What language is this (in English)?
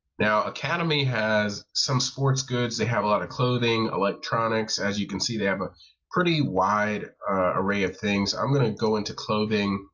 English